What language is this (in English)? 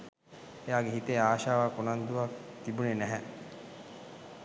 Sinhala